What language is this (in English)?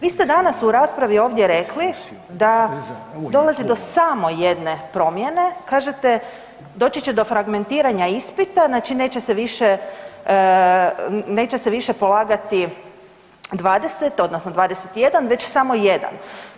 Croatian